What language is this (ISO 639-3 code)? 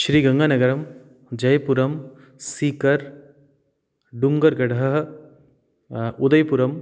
san